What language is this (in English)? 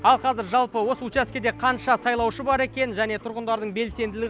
Kazakh